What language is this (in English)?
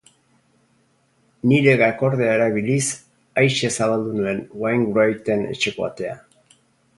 Basque